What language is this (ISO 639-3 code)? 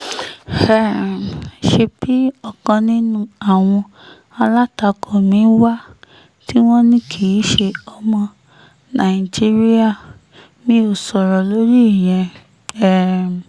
yor